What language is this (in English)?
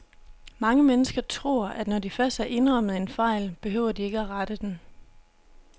Danish